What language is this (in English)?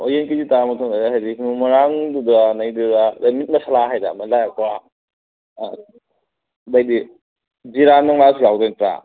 Manipuri